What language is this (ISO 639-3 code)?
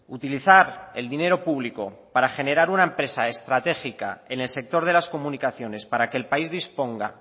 spa